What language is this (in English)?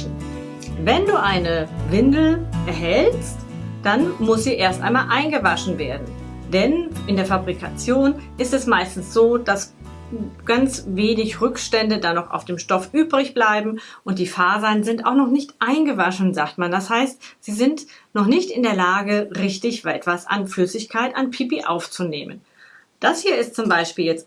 German